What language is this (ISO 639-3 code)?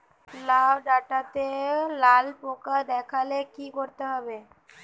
ben